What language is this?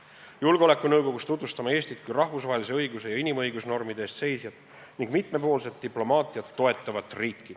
Estonian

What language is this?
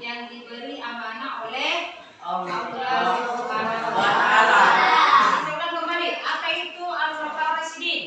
Indonesian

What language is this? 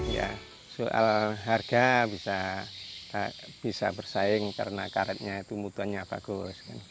Indonesian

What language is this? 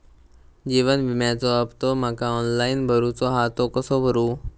Marathi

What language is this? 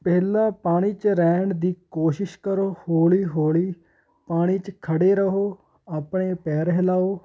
Punjabi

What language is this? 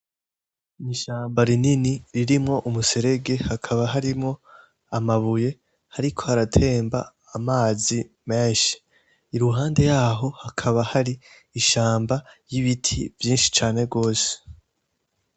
Rundi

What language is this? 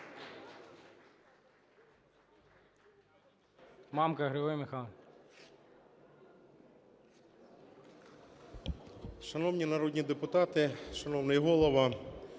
Ukrainian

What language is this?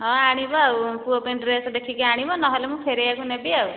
Odia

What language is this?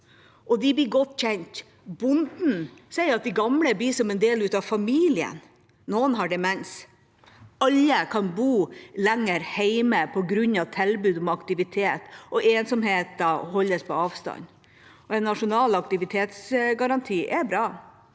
Norwegian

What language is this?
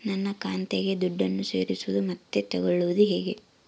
Kannada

